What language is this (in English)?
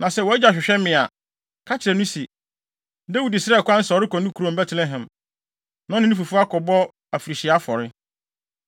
Akan